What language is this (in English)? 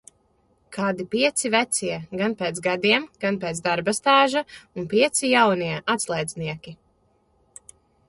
Latvian